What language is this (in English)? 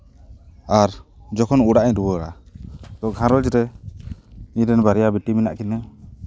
Santali